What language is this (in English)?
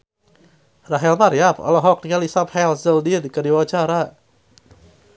Sundanese